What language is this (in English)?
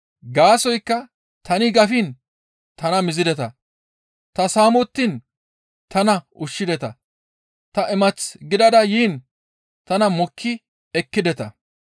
Gamo